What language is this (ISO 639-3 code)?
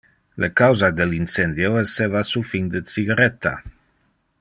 ina